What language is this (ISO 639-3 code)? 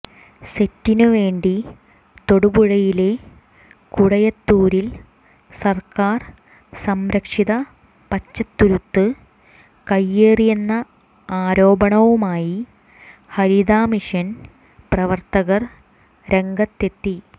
mal